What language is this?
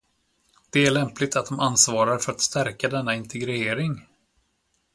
Swedish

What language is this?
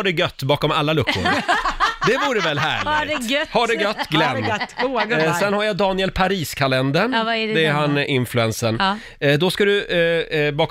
Swedish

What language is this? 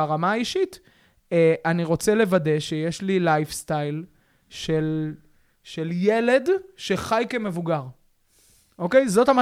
Hebrew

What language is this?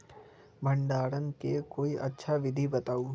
Magahi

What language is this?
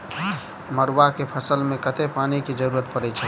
Maithili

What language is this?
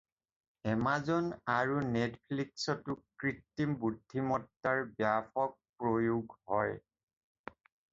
Assamese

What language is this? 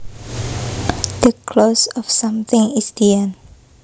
Javanese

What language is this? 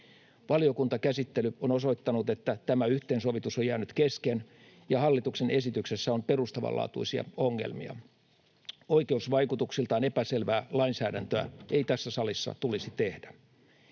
Finnish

